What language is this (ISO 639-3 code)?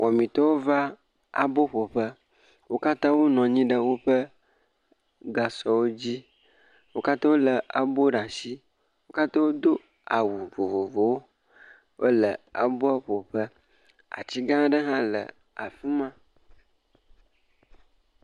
ewe